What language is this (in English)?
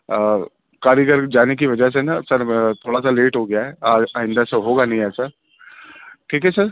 Urdu